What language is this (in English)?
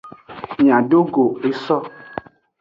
Aja (Benin)